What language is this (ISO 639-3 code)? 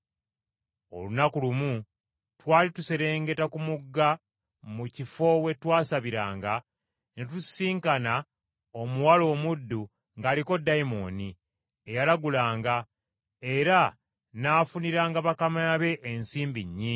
lug